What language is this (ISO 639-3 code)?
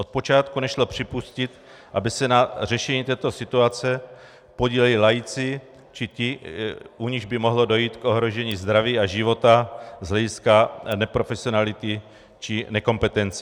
ces